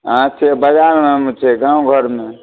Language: Maithili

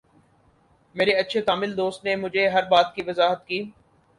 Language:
Urdu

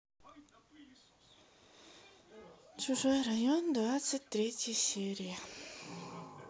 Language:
Russian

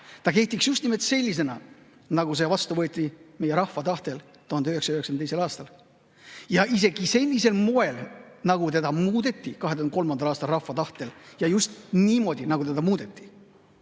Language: Estonian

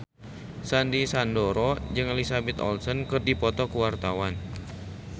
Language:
Sundanese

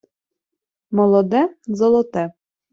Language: Ukrainian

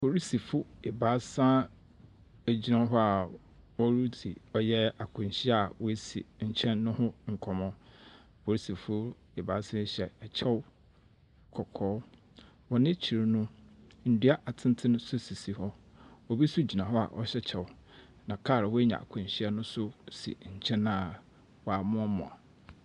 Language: Akan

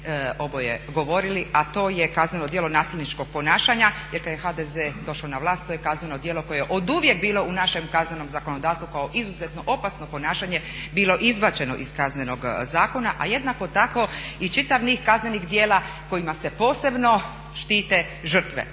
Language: Croatian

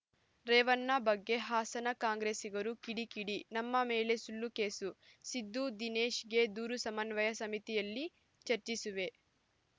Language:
Kannada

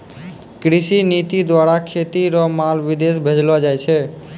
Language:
Maithili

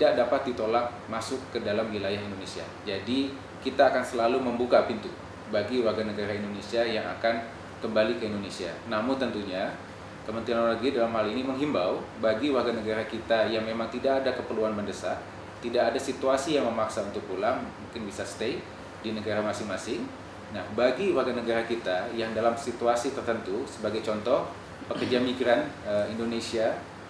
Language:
Indonesian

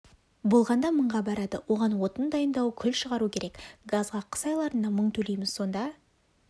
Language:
Kazakh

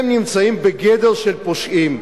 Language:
Hebrew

